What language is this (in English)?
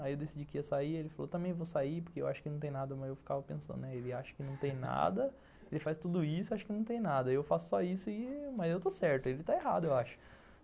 Portuguese